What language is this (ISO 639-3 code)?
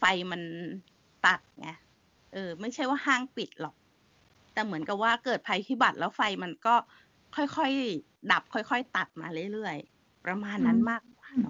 tha